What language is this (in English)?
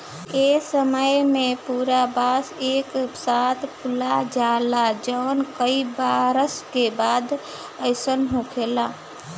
Bhojpuri